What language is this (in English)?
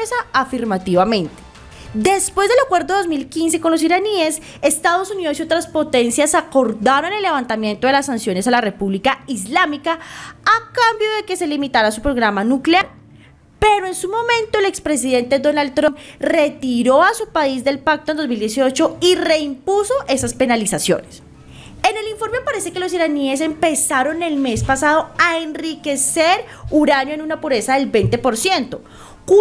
Spanish